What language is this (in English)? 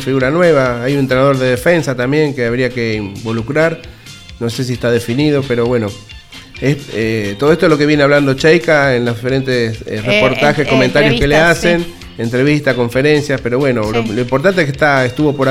Spanish